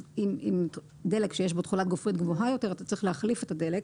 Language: Hebrew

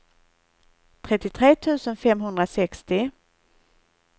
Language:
Swedish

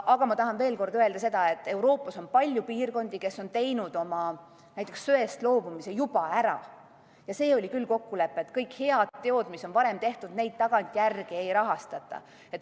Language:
Estonian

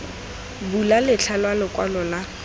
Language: Tswana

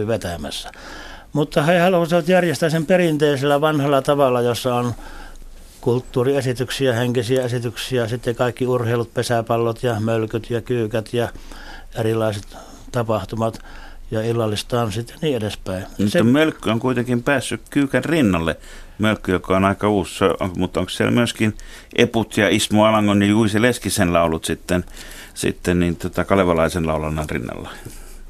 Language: Finnish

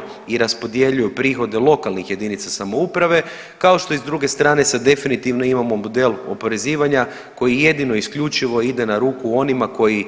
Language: Croatian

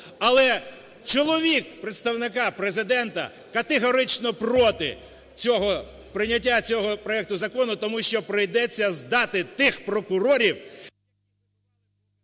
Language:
Ukrainian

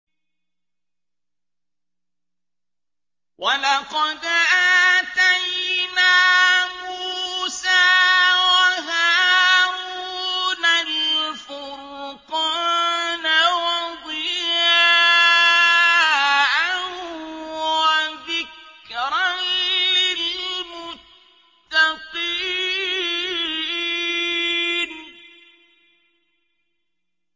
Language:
Arabic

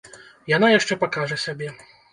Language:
Belarusian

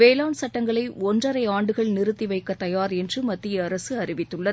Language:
Tamil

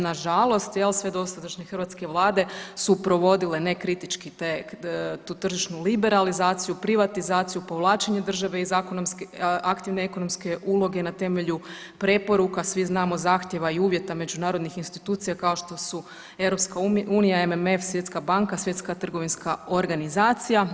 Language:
Croatian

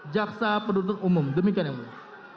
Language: Indonesian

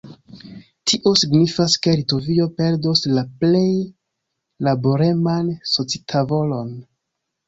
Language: Esperanto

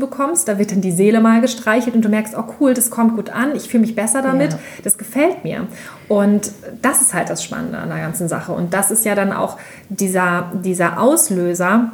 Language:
German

